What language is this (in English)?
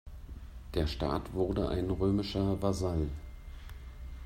German